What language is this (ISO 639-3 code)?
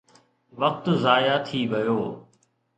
snd